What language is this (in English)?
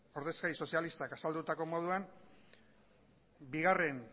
Basque